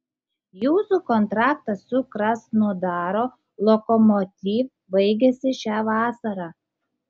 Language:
Lithuanian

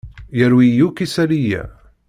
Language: Kabyle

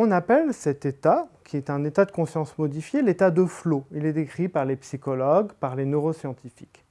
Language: French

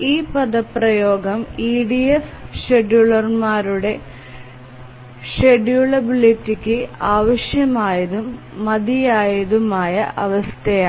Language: Malayalam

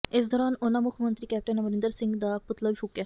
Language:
Punjabi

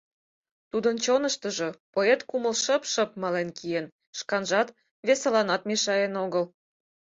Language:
Mari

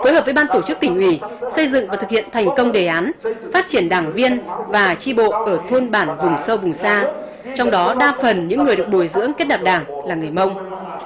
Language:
Vietnamese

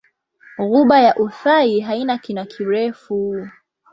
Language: Swahili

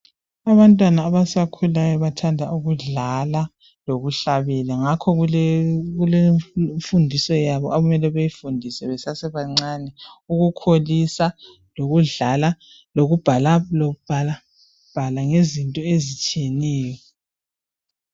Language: North Ndebele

